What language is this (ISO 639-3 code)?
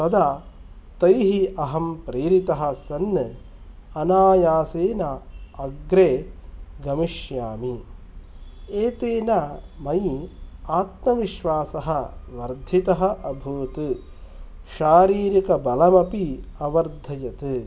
san